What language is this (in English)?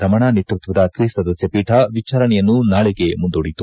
Kannada